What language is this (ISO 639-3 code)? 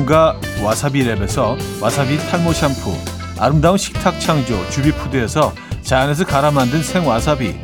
kor